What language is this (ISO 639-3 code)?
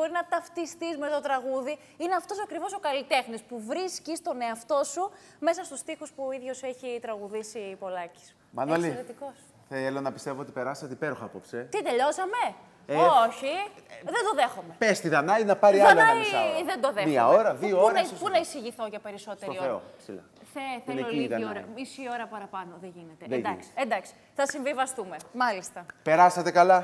ell